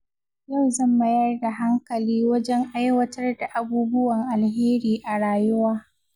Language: Hausa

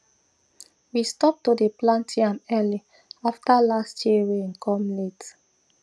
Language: Nigerian Pidgin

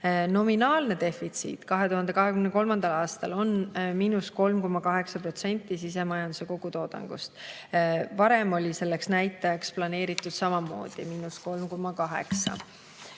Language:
Estonian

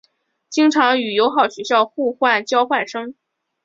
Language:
Chinese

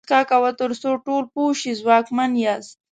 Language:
Pashto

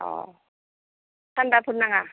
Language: Bodo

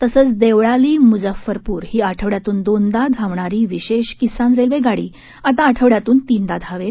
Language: Marathi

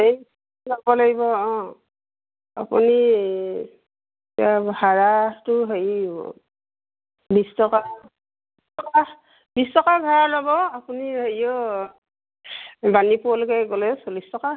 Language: Assamese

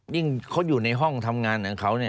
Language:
Thai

